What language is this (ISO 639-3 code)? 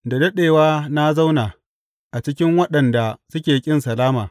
hau